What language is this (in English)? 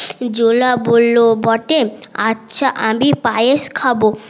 Bangla